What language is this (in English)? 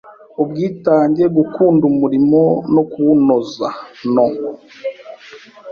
Kinyarwanda